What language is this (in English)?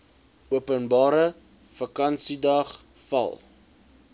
Afrikaans